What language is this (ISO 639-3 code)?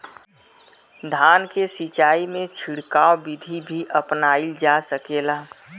bho